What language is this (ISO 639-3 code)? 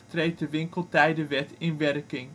nld